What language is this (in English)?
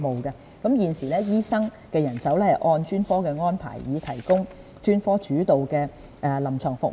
Cantonese